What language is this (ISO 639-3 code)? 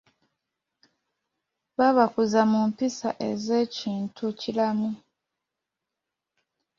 lug